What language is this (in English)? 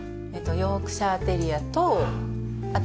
Japanese